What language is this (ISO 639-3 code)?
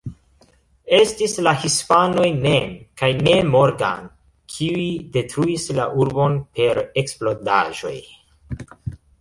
epo